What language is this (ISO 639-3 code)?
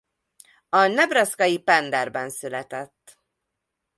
hun